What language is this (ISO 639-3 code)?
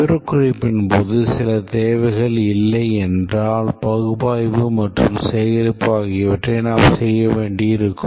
tam